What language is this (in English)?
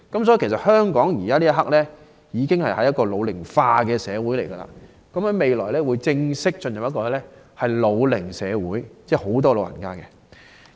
Cantonese